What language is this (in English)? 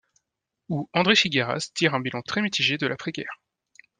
French